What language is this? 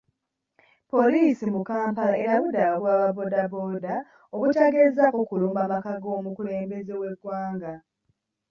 Ganda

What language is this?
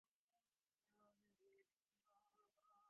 Divehi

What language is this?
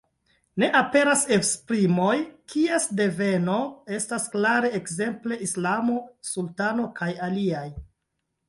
Esperanto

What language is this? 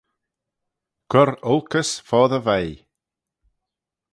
Manx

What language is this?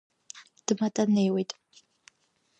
Abkhazian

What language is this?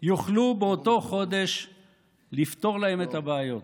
Hebrew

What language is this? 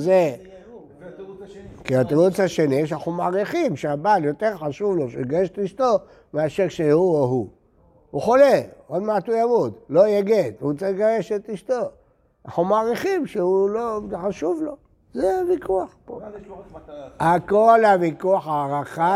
Hebrew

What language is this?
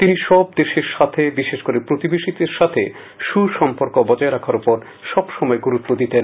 Bangla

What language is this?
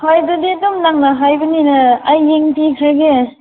Manipuri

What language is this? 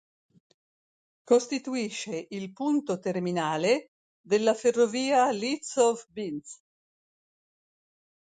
Italian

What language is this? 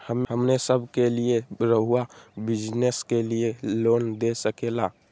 Magahi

